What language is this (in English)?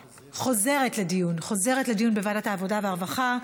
Hebrew